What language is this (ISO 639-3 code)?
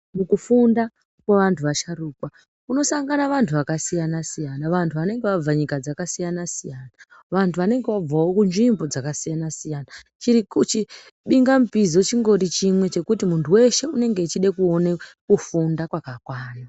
ndc